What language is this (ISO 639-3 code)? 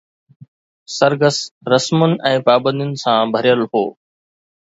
snd